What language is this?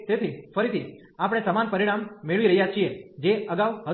Gujarati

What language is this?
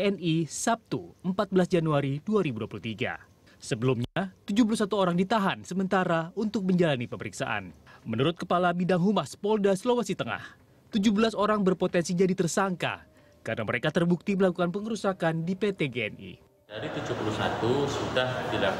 Indonesian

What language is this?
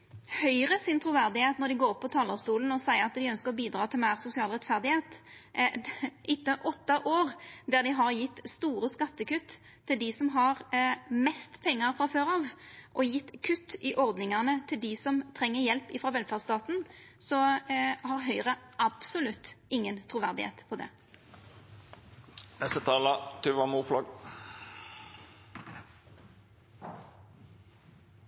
Norwegian Nynorsk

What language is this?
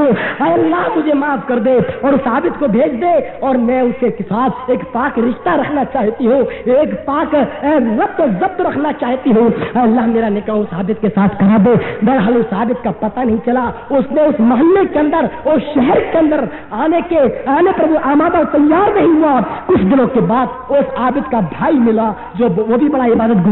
Hindi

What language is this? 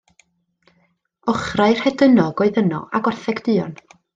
Welsh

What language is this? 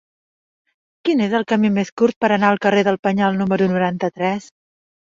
Catalan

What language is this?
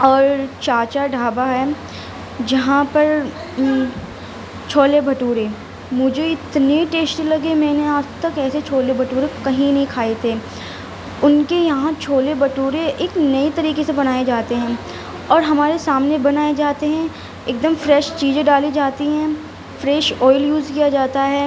Urdu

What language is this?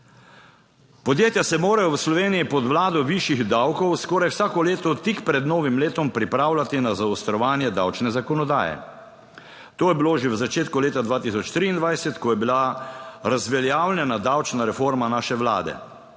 Slovenian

